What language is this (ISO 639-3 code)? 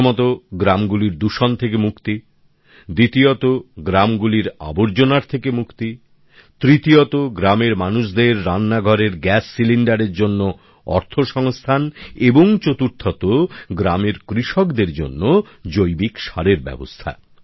ben